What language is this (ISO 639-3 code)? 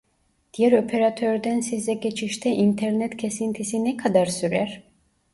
tur